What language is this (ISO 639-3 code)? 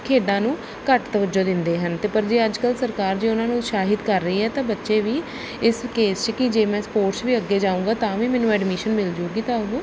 pan